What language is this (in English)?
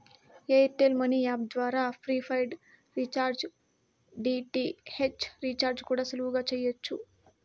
Telugu